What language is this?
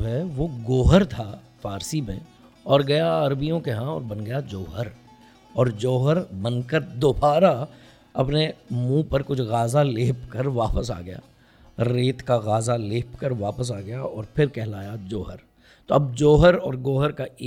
Urdu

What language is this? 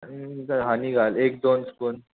Konkani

